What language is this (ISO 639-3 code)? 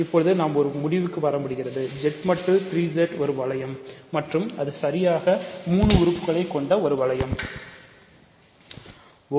tam